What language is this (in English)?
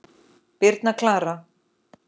Icelandic